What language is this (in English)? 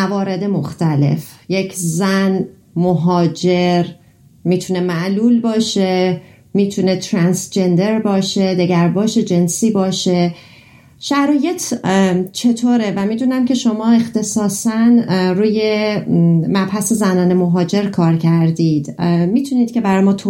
Persian